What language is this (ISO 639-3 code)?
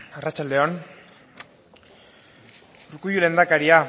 eus